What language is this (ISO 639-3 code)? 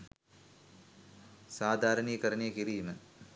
sin